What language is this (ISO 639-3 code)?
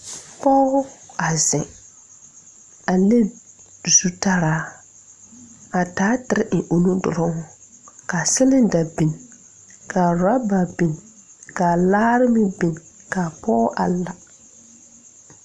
dga